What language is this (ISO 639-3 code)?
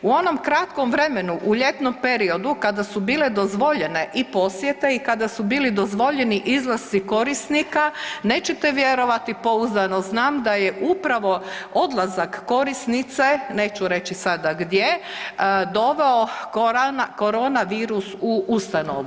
hrv